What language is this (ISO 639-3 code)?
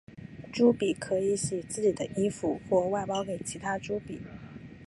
zho